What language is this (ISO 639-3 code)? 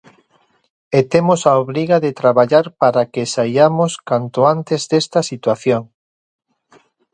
glg